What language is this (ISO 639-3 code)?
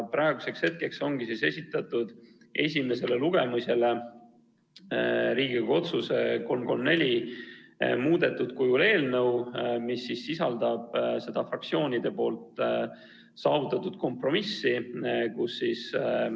est